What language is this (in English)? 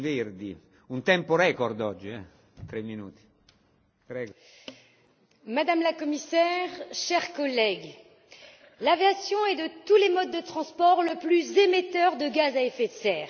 French